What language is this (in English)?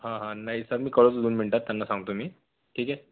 Marathi